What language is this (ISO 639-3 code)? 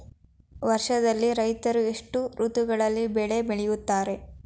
kan